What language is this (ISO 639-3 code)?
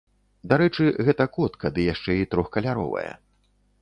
bel